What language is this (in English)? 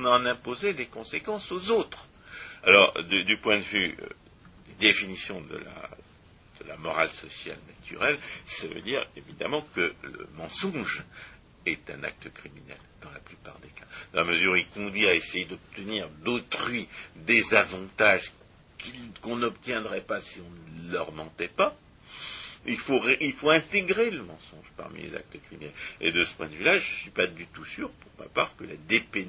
French